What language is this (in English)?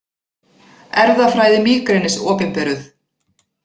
Icelandic